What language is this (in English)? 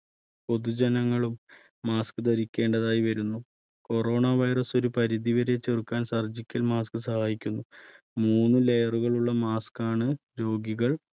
Malayalam